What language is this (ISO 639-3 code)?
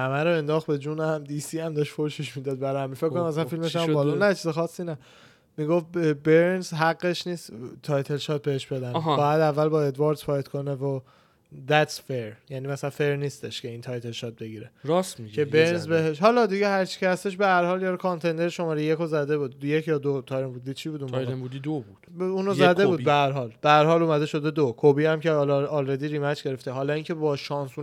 fas